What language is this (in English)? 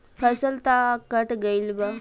Bhojpuri